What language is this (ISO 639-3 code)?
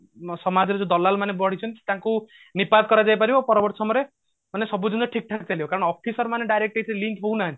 ori